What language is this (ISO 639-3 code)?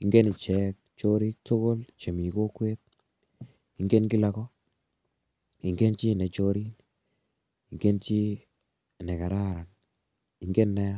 kln